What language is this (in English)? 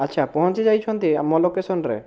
Odia